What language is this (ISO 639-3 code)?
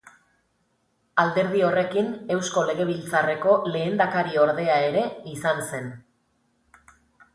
eus